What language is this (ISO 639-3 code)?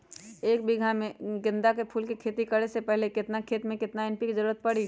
mag